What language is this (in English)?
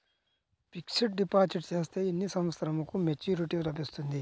Telugu